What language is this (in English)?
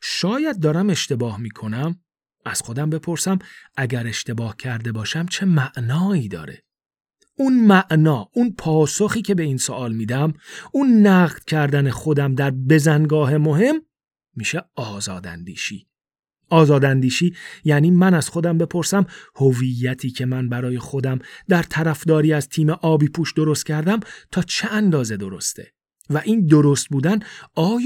Persian